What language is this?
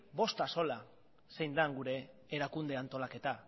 Basque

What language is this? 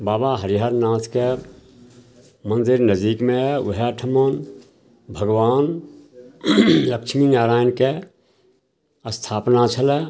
Maithili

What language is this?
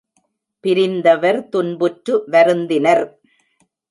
Tamil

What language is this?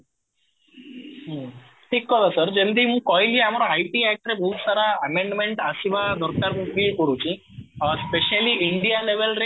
Odia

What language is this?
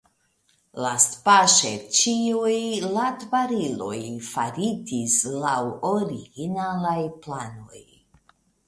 Esperanto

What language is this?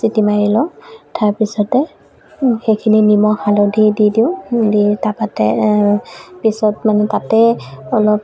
Assamese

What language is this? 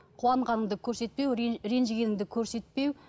Kazakh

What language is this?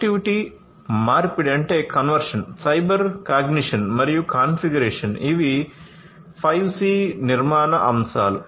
Telugu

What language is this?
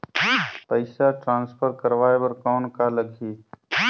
Chhattisgarhi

